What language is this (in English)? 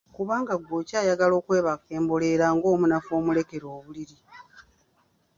Ganda